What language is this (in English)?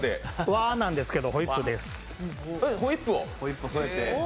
Japanese